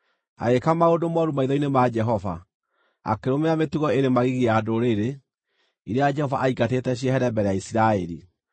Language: Kikuyu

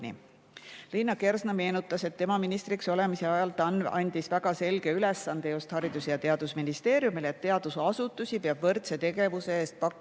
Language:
Estonian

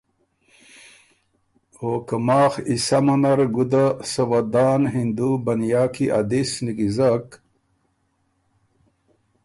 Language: Ormuri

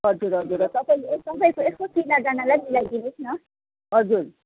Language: Nepali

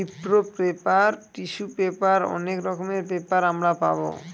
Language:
Bangla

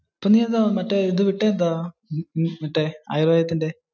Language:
Malayalam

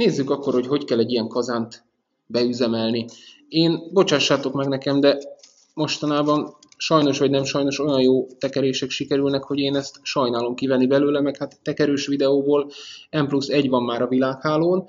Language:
Hungarian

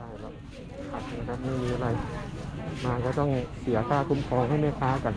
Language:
Thai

